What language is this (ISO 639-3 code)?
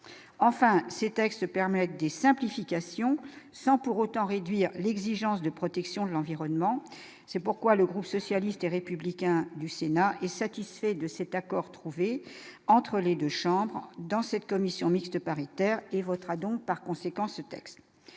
fra